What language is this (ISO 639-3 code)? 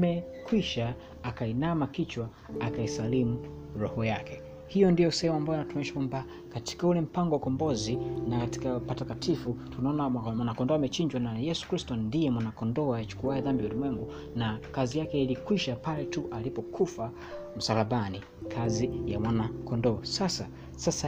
swa